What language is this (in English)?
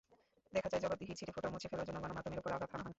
Bangla